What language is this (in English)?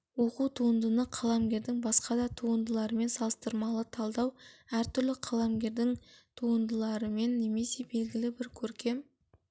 Kazakh